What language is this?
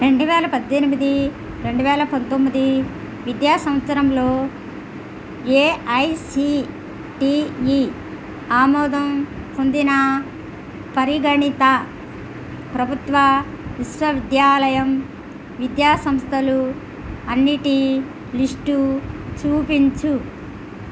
Telugu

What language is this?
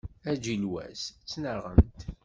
Kabyle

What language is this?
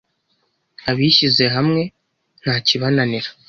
Kinyarwanda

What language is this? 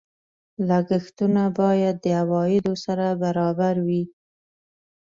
Pashto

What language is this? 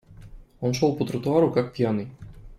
Russian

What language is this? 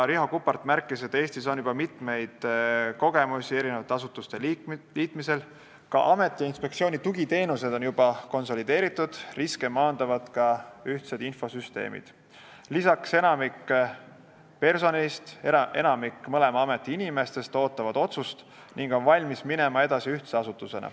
Estonian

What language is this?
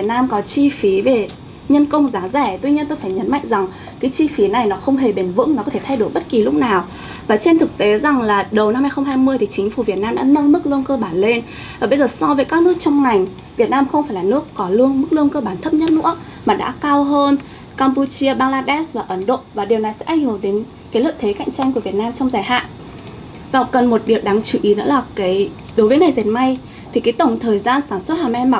Vietnamese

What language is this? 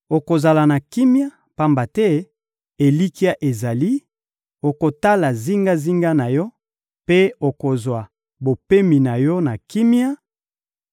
Lingala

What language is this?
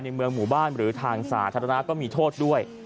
Thai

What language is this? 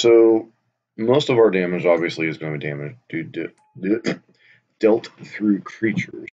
English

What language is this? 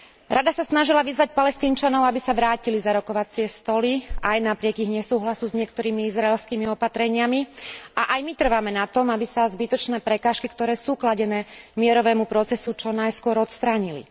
Slovak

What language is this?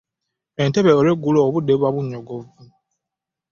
Ganda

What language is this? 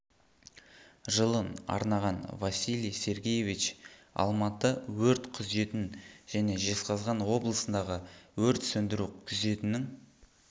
Kazakh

